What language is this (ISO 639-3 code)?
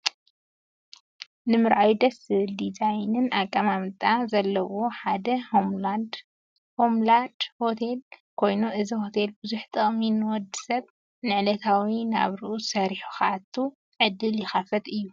tir